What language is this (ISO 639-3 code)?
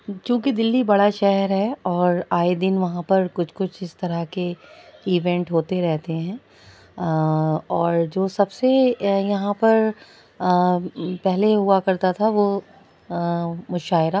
urd